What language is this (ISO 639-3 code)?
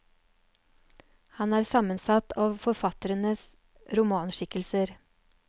nor